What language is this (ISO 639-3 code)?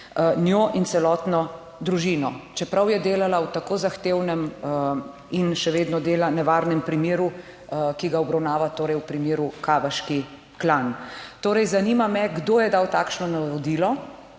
slv